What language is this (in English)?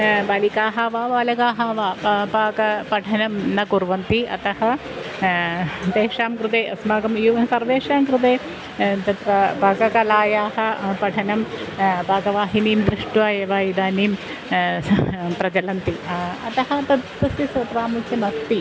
Sanskrit